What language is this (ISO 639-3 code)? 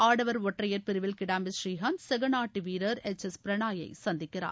tam